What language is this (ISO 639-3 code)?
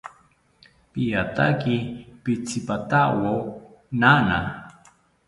cpy